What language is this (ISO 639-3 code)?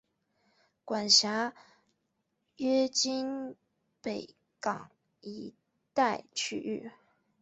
zho